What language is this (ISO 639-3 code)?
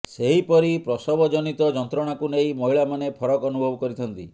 ori